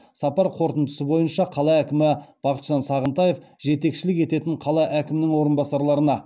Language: Kazakh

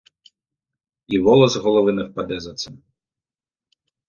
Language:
Ukrainian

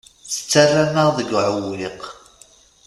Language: Kabyle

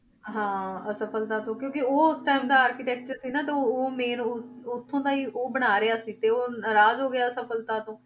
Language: Punjabi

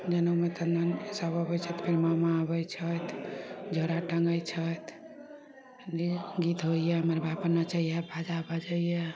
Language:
Maithili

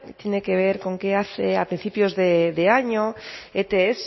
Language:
Spanish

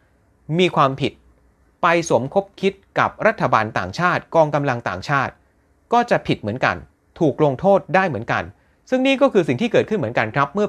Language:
Thai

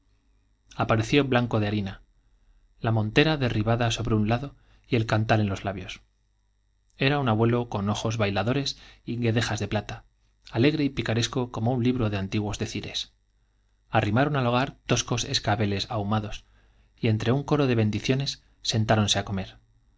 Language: Spanish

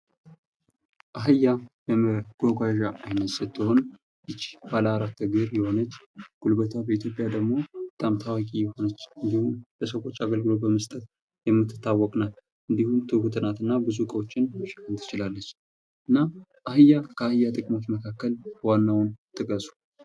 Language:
Amharic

